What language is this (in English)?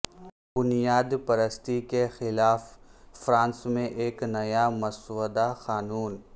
Urdu